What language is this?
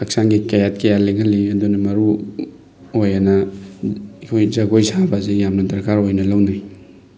Manipuri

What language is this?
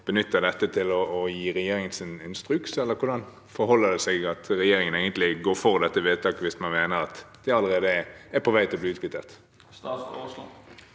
Norwegian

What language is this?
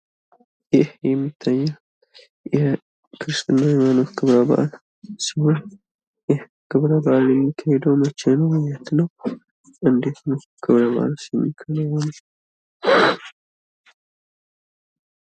Amharic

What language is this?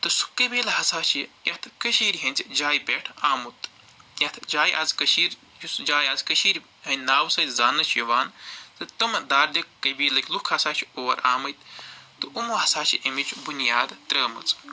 Kashmiri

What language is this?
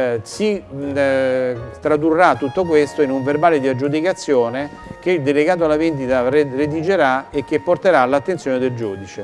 Italian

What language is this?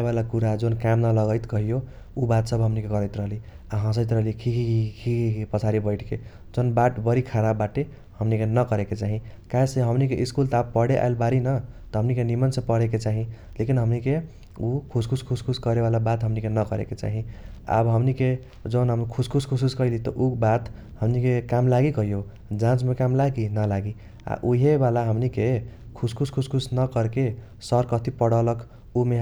Kochila Tharu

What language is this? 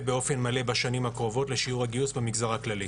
Hebrew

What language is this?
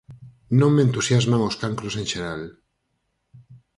Galician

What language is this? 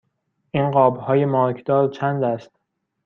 Persian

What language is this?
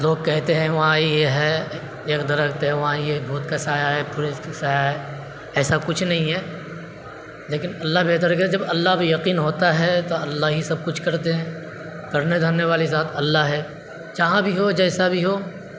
Urdu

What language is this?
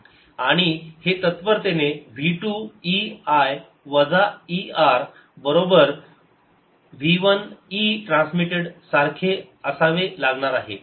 Marathi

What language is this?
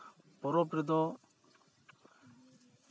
Santali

